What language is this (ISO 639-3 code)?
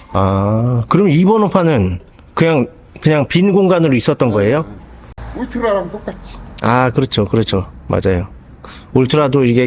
kor